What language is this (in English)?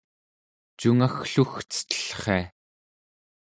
Central Yupik